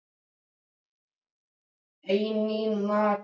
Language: Icelandic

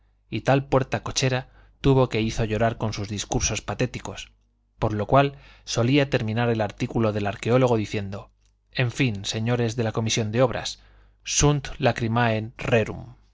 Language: Spanish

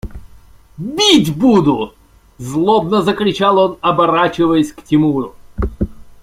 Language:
Russian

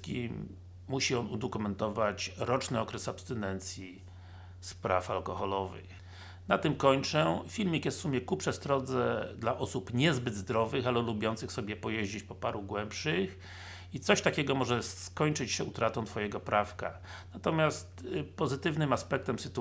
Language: Polish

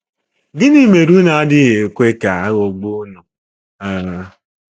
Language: Igbo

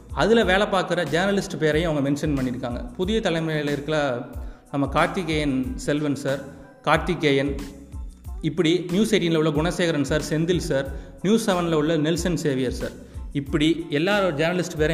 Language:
Tamil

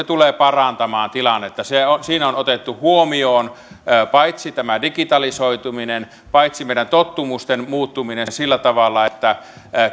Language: Finnish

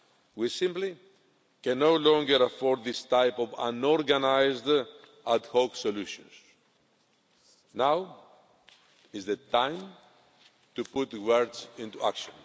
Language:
English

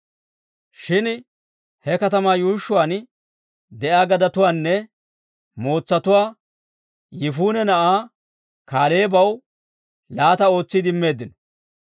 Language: Dawro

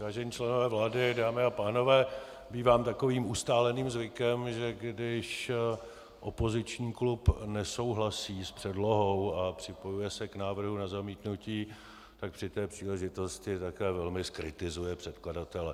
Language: Czech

